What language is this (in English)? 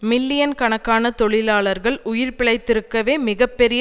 Tamil